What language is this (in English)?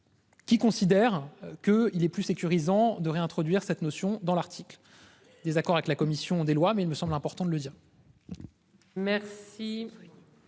French